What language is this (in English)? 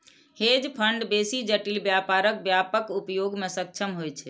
Maithili